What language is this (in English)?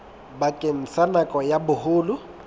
Southern Sotho